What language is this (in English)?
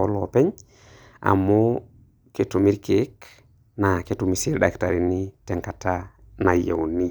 Masai